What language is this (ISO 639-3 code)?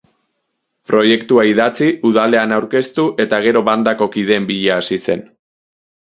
eus